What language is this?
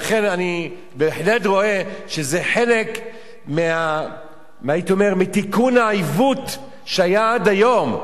Hebrew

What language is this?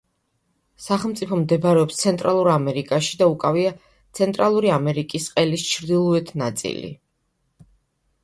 Georgian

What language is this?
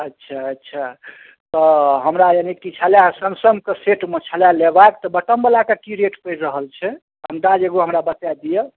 Maithili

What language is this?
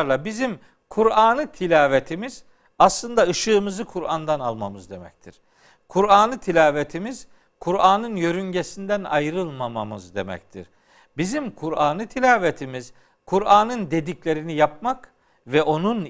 Turkish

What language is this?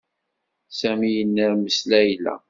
Kabyle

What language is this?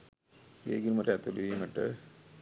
Sinhala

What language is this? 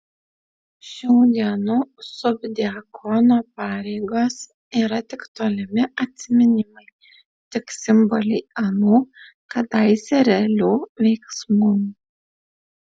Lithuanian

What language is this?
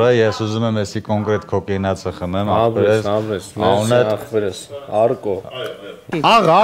Romanian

